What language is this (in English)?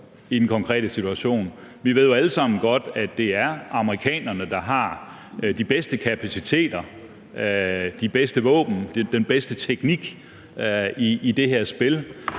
Danish